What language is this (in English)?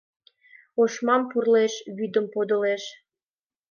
Mari